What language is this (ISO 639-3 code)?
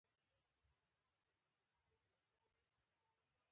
pus